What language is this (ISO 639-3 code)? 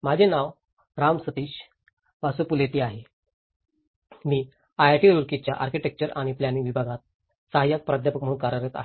mar